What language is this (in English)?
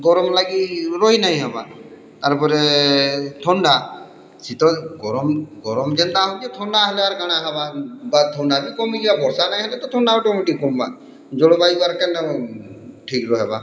Odia